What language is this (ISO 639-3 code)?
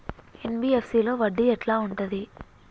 tel